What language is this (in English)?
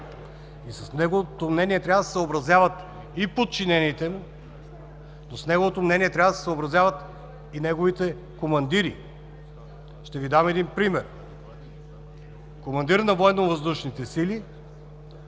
Bulgarian